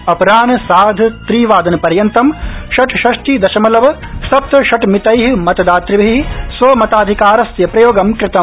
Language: Sanskrit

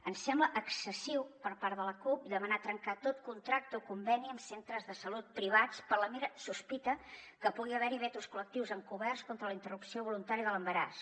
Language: Catalan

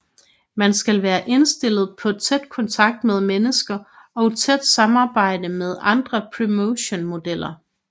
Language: Danish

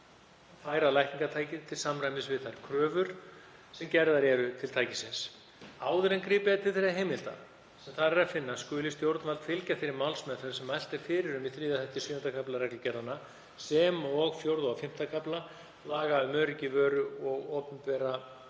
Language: Icelandic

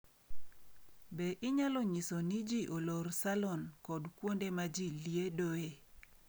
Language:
Luo (Kenya and Tanzania)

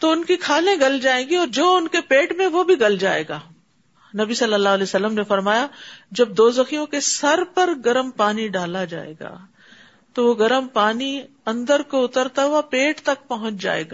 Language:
Urdu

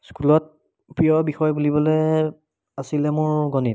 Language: Assamese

